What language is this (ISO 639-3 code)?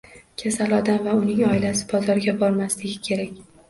uzb